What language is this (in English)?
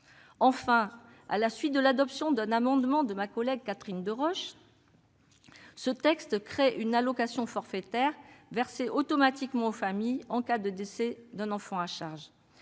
French